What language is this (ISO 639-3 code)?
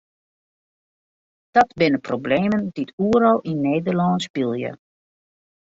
fry